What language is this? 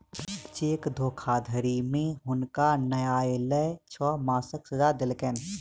Maithili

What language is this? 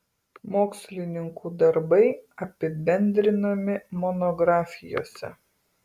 Lithuanian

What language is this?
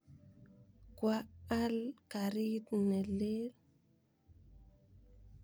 Kalenjin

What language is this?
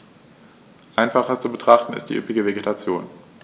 German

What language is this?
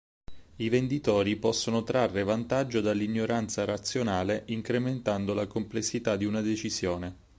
Italian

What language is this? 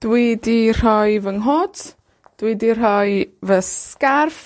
Welsh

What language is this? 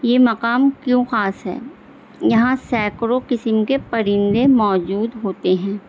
Urdu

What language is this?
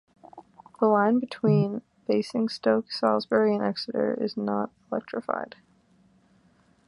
English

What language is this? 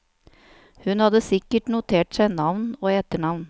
Norwegian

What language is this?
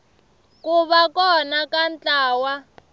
Tsonga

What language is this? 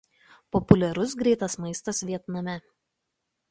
Lithuanian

